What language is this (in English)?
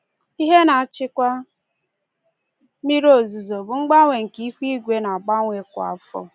Igbo